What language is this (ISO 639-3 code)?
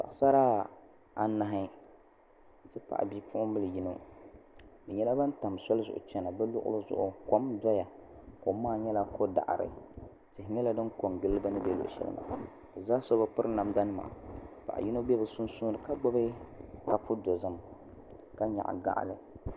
dag